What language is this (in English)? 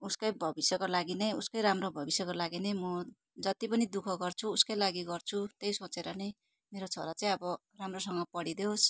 Nepali